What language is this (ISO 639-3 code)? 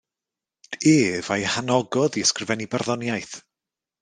cym